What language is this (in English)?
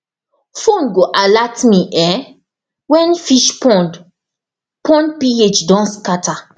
Nigerian Pidgin